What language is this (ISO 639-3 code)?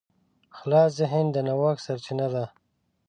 pus